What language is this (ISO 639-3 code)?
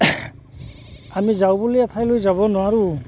asm